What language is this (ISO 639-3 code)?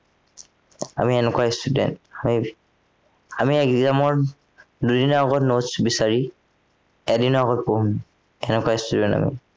asm